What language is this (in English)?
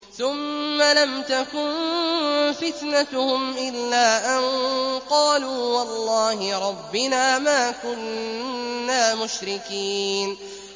Arabic